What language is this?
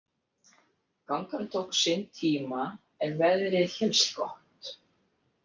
Icelandic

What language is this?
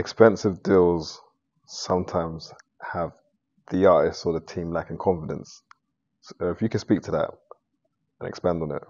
English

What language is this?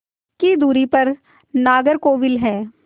Hindi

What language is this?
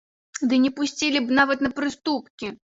Belarusian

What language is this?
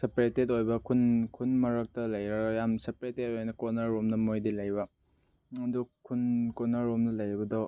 Manipuri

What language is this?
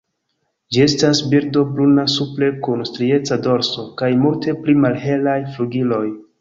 Esperanto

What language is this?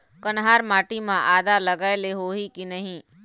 Chhattisgarhi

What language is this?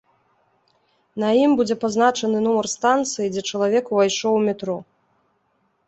Belarusian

